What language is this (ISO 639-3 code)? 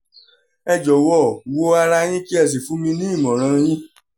yor